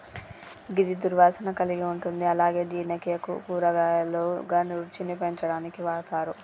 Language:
Telugu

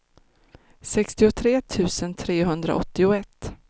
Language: Swedish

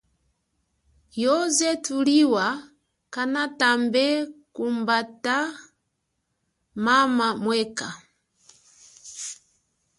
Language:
Chokwe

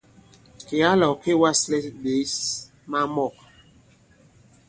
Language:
Bankon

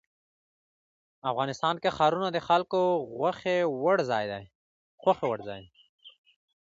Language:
Pashto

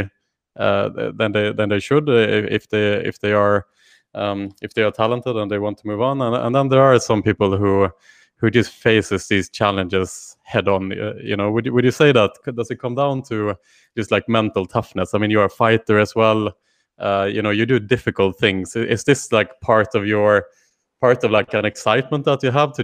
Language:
English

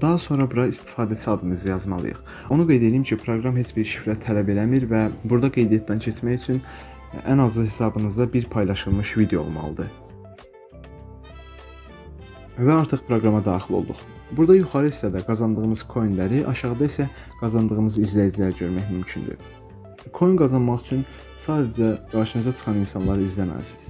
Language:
Turkish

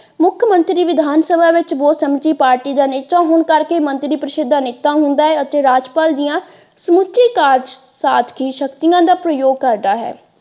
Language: Punjabi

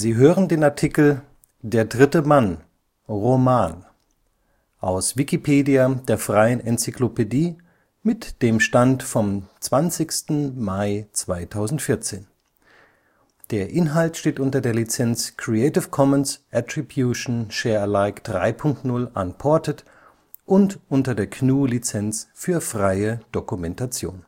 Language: German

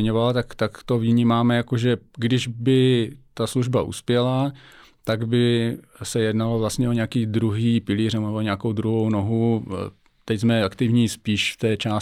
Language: Czech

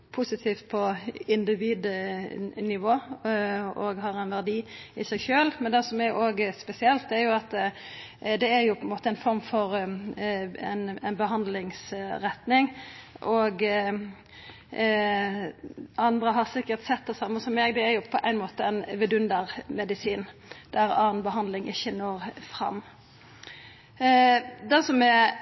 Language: Norwegian Nynorsk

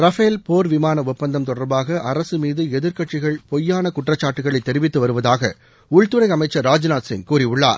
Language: Tamil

